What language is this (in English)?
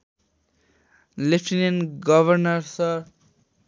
Nepali